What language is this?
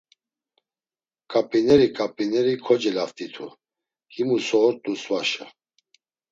Laz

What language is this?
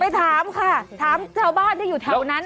Thai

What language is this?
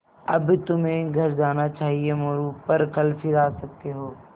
Hindi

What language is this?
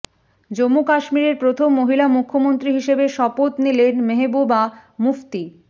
Bangla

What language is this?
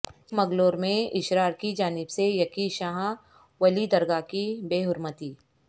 Urdu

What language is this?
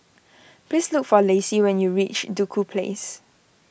English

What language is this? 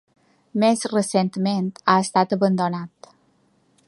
Catalan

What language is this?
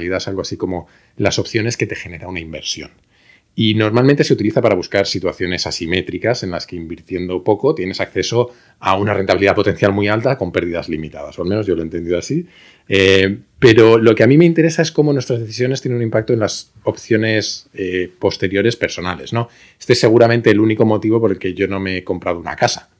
Spanish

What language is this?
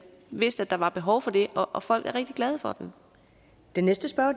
Danish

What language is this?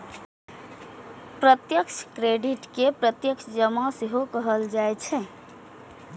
Maithili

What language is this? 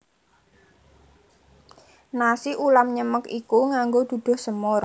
Javanese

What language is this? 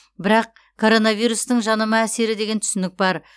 Kazakh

